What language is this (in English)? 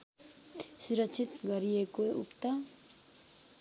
Nepali